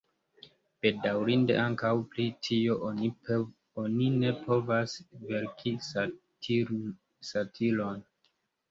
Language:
Esperanto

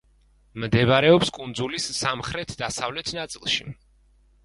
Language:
Georgian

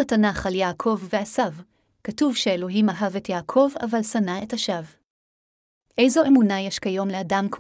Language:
Hebrew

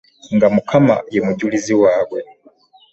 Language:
Ganda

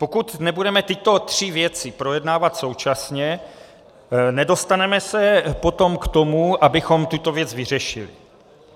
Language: Czech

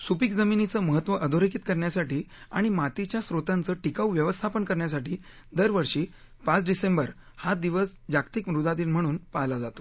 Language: Marathi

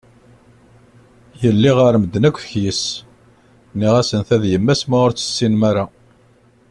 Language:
Kabyle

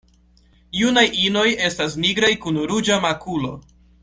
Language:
Esperanto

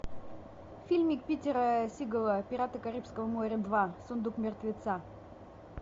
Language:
Russian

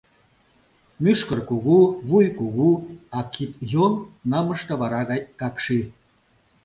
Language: Mari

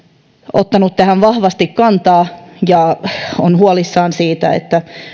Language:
Finnish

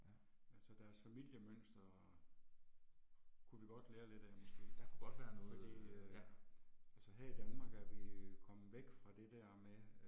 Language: Danish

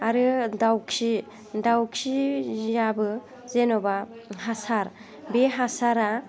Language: Bodo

